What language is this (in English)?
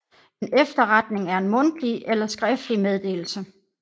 Danish